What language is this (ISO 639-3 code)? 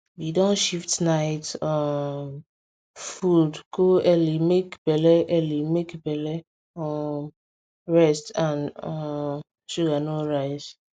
pcm